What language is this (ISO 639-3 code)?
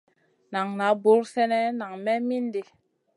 mcn